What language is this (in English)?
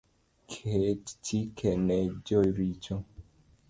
Luo (Kenya and Tanzania)